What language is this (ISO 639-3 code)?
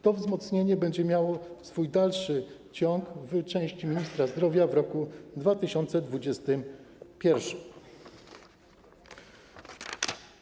pol